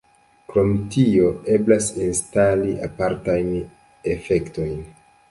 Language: Esperanto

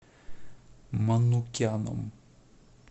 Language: Russian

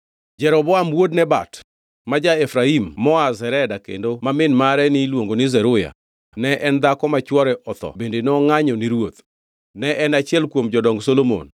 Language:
Luo (Kenya and Tanzania)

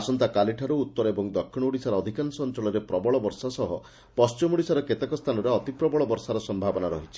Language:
Odia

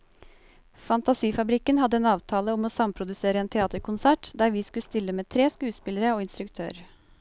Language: Norwegian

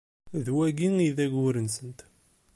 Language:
Kabyle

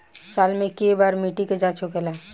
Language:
Bhojpuri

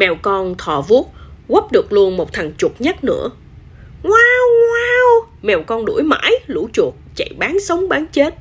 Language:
Vietnamese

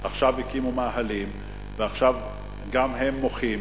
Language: Hebrew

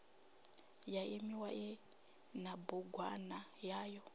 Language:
Venda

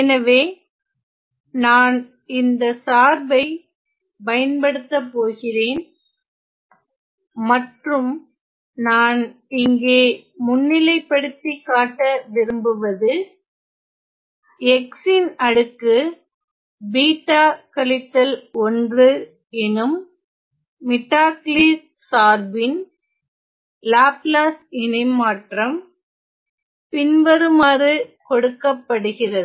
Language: Tamil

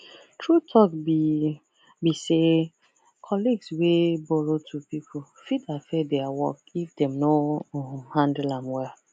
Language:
Nigerian Pidgin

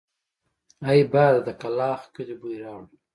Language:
Pashto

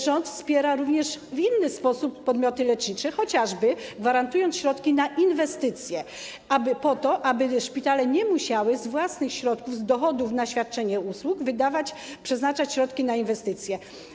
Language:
Polish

